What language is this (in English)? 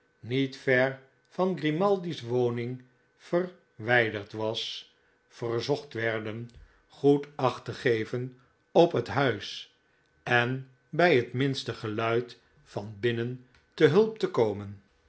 Dutch